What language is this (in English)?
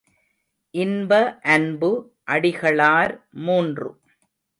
Tamil